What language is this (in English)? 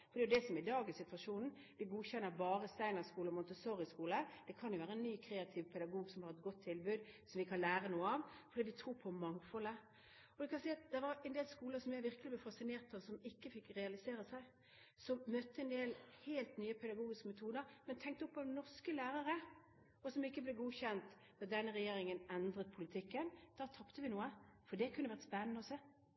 Norwegian Bokmål